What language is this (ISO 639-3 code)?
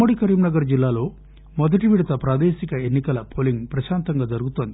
tel